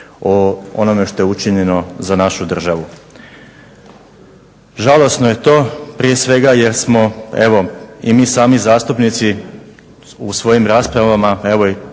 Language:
Croatian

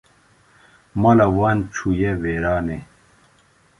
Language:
Kurdish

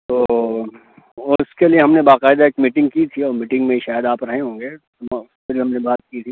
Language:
Urdu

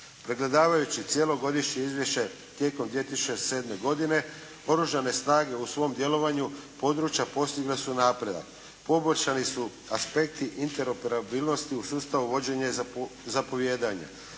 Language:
Croatian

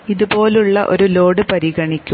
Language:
Malayalam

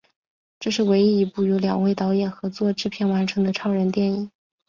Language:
Chinese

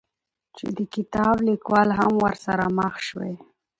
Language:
Pashto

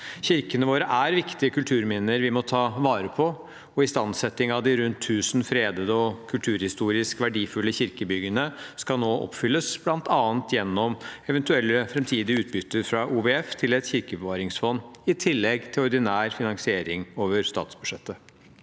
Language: Norwegian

